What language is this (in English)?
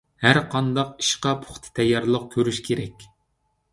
Uyghur